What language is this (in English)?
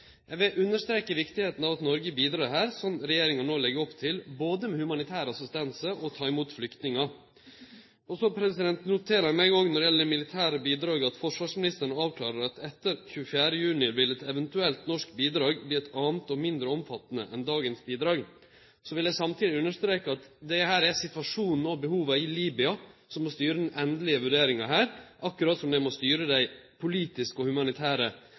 Norwegian Nynorsk